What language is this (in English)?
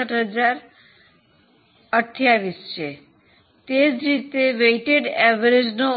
Gujarati